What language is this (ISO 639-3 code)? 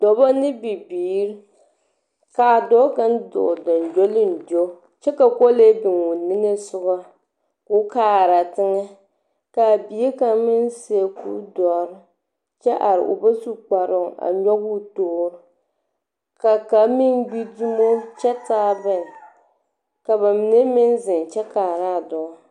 dga